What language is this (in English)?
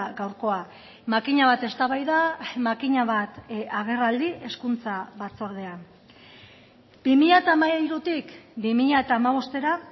Basque